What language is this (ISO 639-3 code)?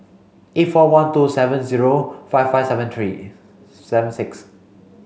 eng